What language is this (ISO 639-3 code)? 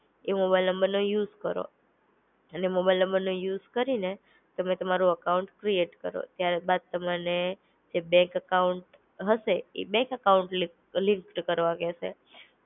guj